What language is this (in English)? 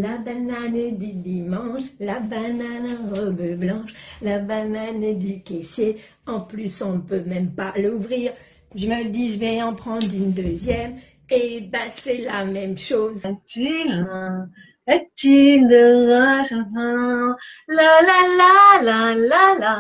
French